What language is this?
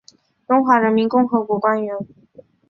Chinese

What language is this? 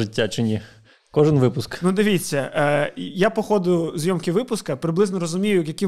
Ukrainian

